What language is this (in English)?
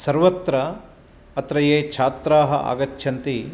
Sanskrit